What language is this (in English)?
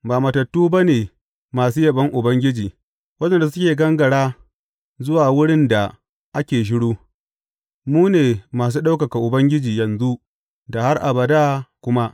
Hausa